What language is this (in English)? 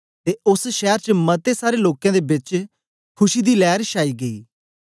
Dogri